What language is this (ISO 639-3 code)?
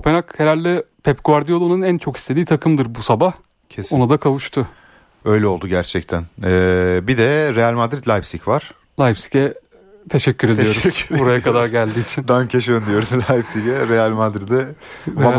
tur